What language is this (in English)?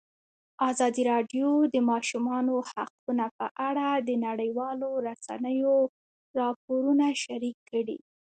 Pashto